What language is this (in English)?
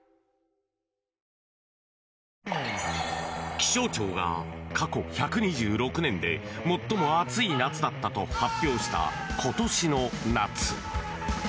Japanese